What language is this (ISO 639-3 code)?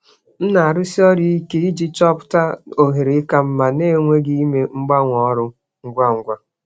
ibo